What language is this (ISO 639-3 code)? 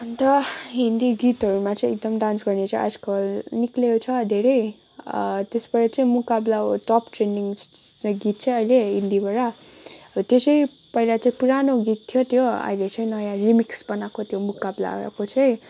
nep